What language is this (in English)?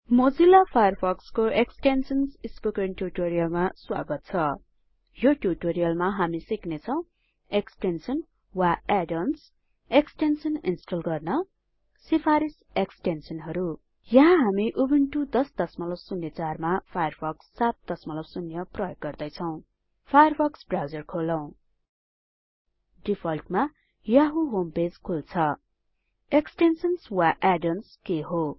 Nepali